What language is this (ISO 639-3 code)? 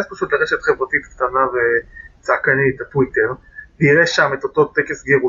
heb